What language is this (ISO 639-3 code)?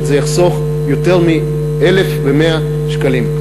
heb